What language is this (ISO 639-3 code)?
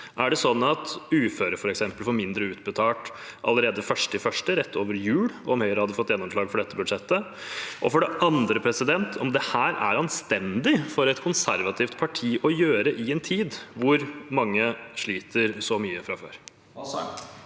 nor